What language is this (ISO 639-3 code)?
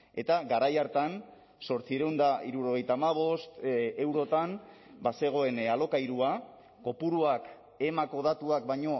eus